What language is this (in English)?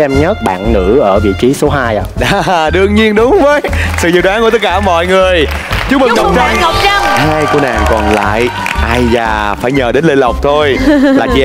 Vietnamese